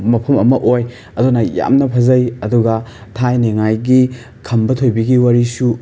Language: Manipuri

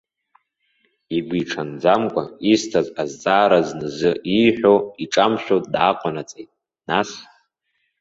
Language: Abkhazian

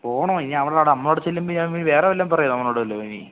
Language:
Malayalam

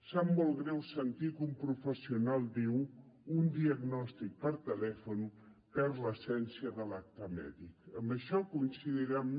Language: Catalan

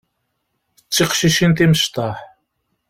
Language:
Kabyle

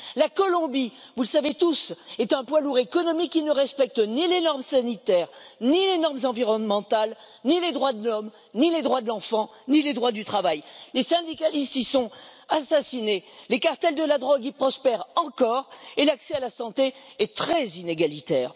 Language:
French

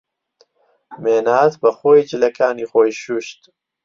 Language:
Central Kurdish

